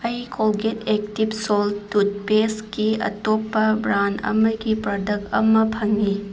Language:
Manipuri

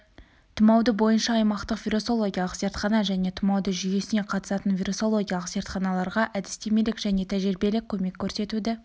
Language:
Kazakh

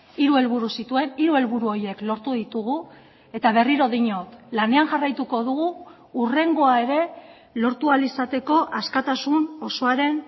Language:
Basque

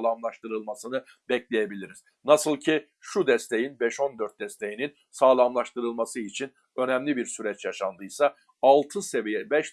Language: Turkish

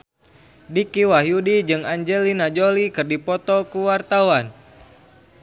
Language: Sundanese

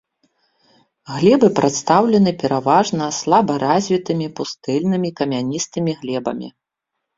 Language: Belarusian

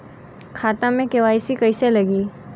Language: Bhojpuri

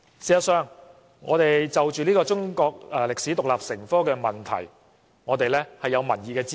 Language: Cantonese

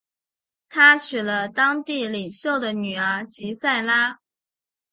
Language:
Chinese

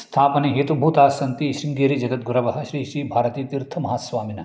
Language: Sanskrit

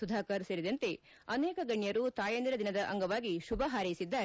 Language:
Kannada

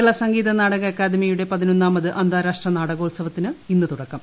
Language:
Malayalam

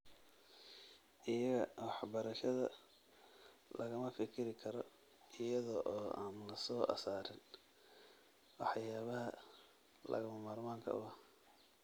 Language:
Somali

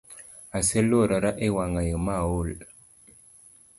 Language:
Luo (Kenya and Tanzania)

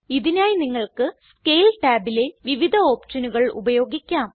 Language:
Malayalam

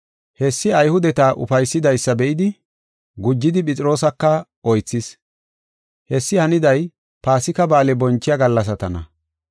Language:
Gofa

